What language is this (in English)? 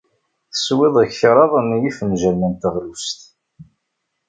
Kabyle